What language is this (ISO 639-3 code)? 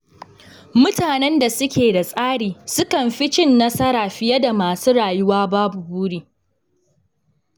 hau